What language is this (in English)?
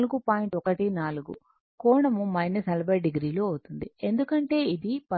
Telugu